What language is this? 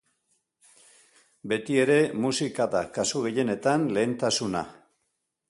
Basque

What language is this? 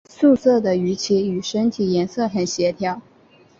Chinese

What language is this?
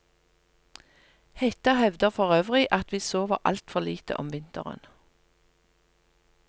Norwegian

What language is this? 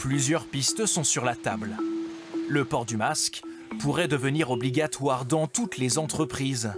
French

